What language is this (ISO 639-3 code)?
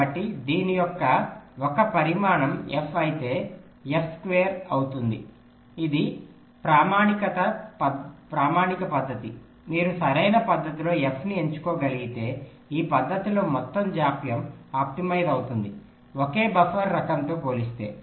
tel